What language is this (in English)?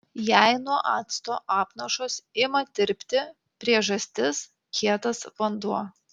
Lithuanian